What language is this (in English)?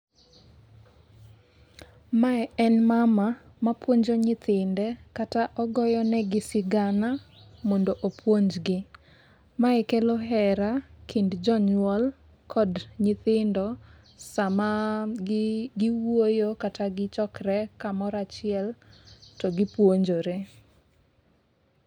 Luo (Kenya and Tanzania)